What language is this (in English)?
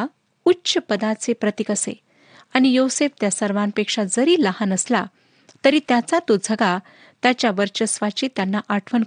Marathi